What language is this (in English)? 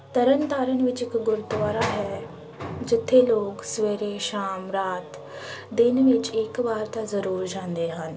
Punjabi